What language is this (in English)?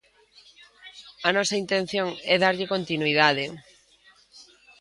Galician